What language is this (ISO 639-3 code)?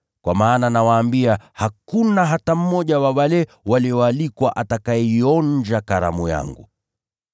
swa